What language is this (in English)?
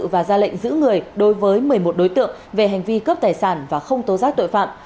Vietnamese